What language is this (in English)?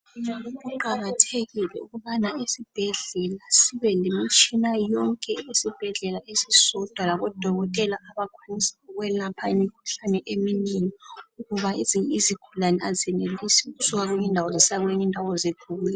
North Ndebele